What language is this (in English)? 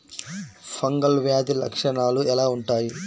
Telugu